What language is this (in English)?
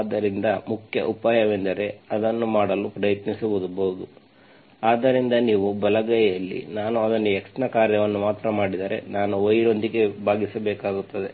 Kannada